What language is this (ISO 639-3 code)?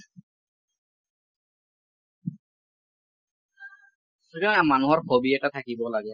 asm